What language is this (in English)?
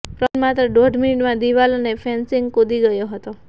Gujarati